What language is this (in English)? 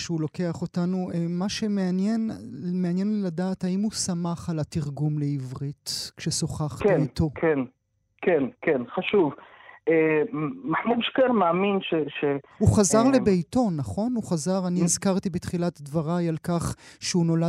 Hebrew